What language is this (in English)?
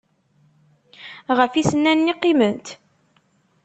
Kabyle